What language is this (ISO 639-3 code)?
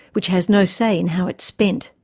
eng